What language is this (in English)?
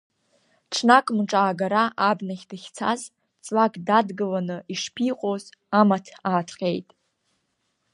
Abkhazian